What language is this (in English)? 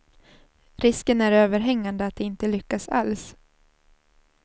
Swedish